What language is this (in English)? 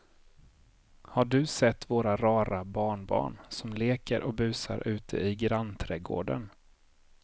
Swedish